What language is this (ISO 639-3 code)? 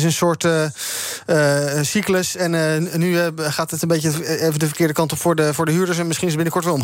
nld